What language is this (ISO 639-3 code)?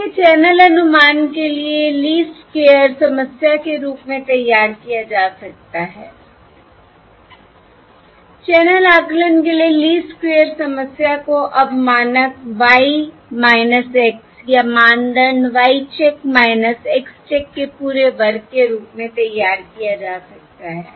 hin